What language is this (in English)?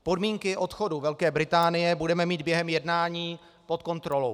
Czech